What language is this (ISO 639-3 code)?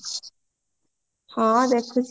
ori